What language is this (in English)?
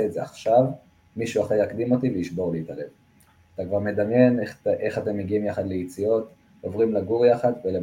Hebrew